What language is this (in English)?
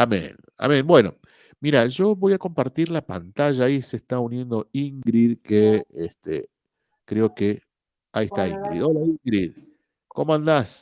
Spanish